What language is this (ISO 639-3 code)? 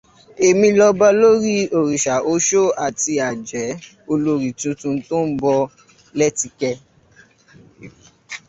yor